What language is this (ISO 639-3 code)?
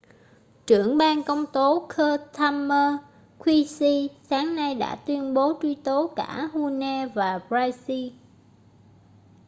vie